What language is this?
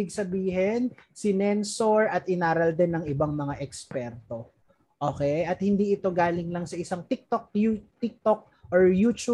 Filipino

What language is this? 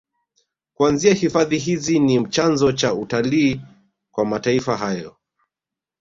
Swahili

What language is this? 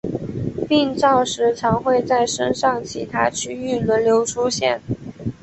Chinese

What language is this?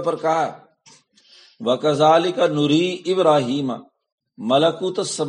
Urdu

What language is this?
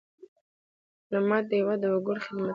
Pashto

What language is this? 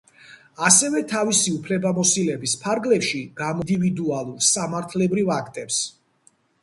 Georgian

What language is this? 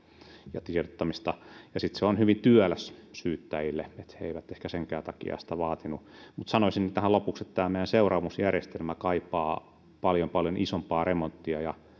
Finnish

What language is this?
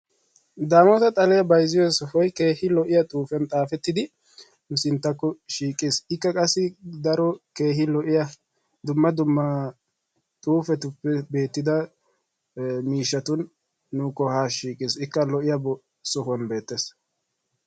Wolaytta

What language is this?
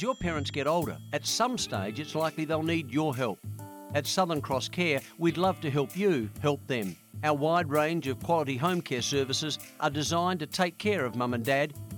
English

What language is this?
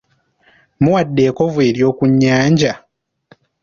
Ganda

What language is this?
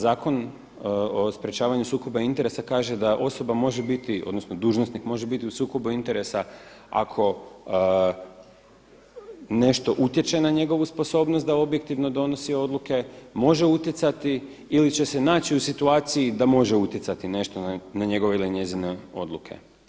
Croatian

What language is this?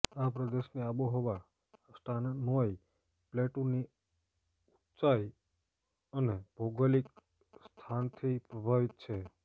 Gujarati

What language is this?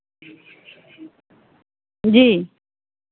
Hindi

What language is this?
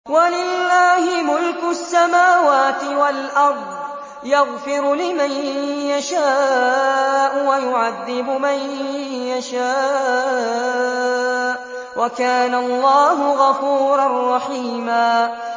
Arabic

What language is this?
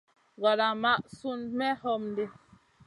Masana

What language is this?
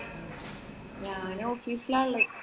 Malayalam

